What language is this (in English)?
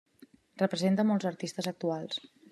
Catalan